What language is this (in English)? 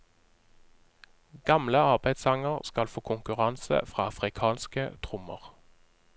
Norwegian